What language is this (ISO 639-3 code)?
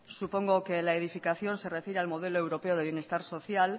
spa